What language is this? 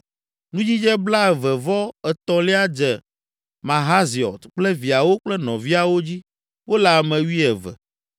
Ewe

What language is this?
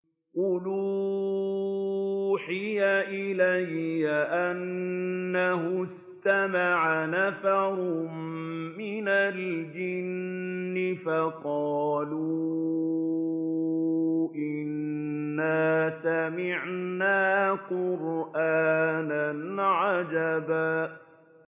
Arabic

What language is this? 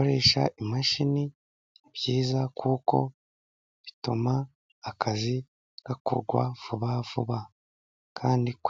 Kinyarwanda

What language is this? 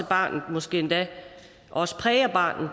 Danish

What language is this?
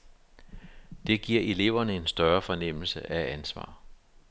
Danish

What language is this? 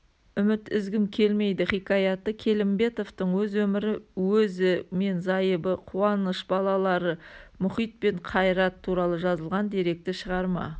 Kazakh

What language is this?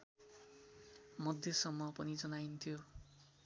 Nepali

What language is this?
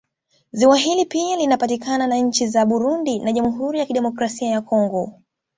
Swahili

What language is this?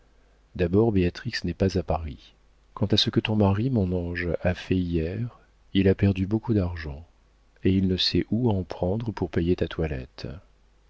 French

